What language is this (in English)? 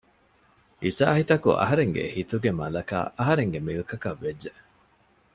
Divehi